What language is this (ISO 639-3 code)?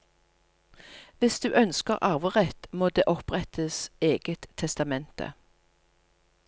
nor